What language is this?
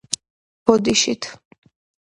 Georgian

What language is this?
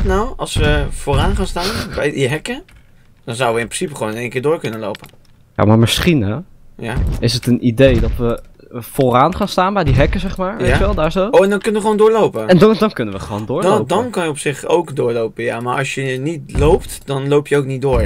Dutch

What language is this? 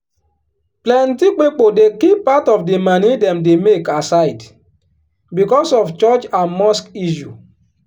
Nigerian Pidgin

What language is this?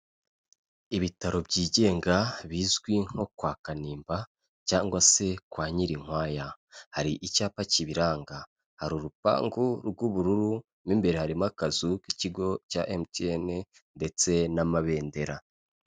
Kinyarwanda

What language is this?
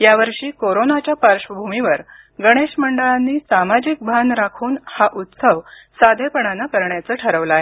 Marathi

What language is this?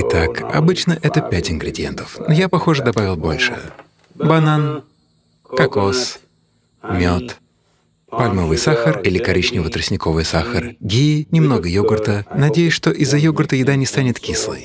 Russian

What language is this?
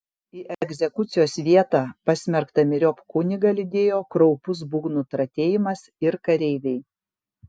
Lithuanian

